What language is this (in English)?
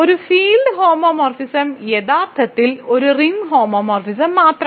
Malayalam